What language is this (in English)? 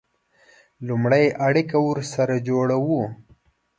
Pashto